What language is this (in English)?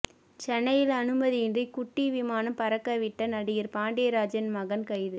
Tamil